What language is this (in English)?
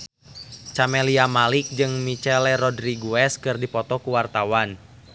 Sundanese